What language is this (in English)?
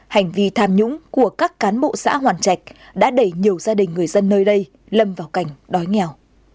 Vietnamese